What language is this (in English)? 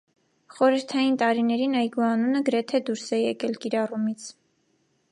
Armenian